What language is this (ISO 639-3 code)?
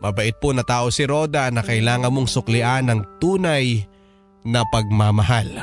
fil